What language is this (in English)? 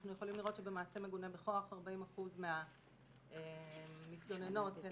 Hebrew